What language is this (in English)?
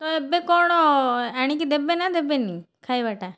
Odia